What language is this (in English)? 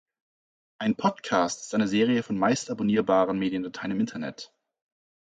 German